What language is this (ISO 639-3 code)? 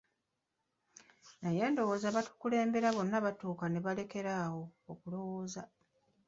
lug